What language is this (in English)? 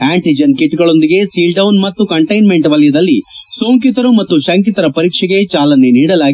Kannada